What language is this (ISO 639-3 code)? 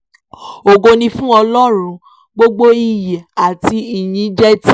yor